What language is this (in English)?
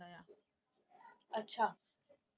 Punjabi